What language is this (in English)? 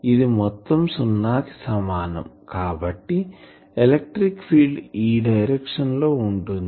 Telugu